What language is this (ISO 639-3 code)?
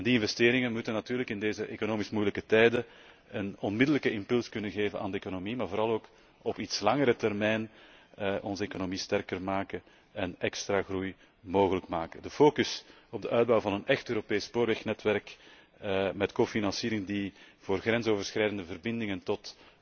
nld